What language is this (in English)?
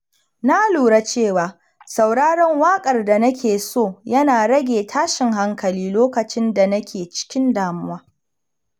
Hausa